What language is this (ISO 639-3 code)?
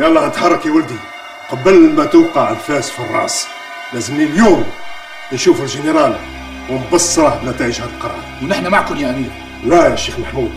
ara